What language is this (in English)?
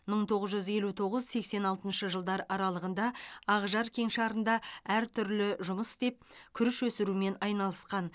Kazakh